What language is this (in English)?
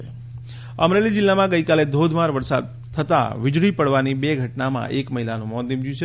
Gujarati